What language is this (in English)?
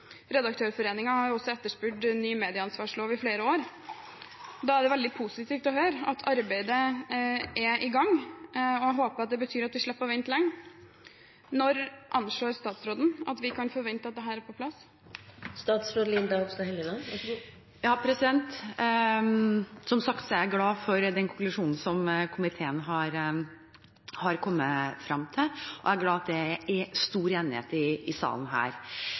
Norwegian Bokmål